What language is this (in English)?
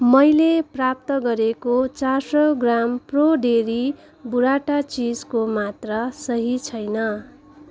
Nepali